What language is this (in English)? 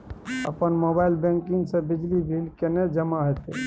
Maithili